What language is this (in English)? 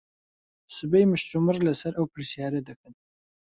Central Kurdish